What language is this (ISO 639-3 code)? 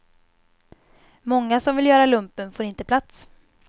swe